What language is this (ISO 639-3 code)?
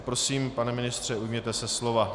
ces